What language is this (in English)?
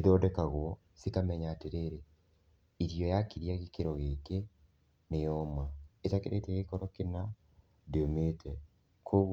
Kikuyu